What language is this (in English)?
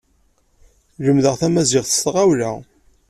Kabyle